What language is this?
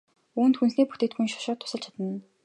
Mongolian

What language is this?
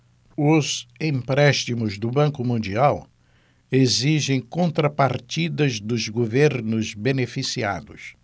Portuguese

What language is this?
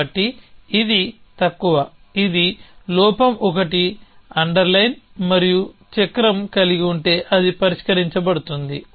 Telugu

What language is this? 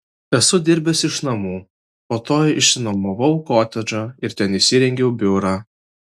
Lithuanian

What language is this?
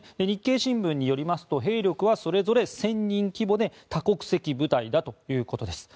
Japanese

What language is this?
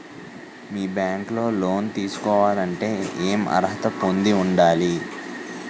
Telugu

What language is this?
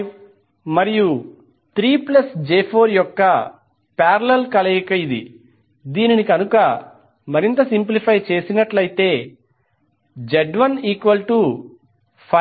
Telugu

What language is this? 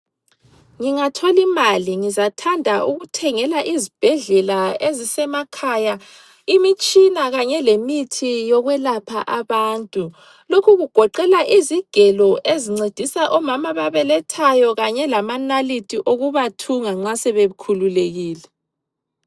North Ndebele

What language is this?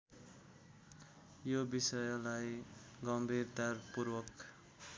Nepali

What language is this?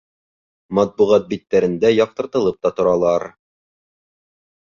Bashkir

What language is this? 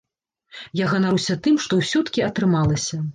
Belarusian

